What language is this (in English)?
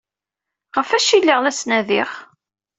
Kabyle